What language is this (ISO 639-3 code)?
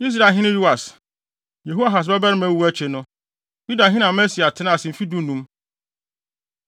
aka